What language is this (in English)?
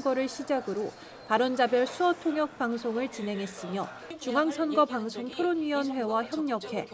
Korean